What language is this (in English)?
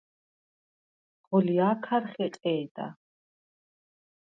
Svan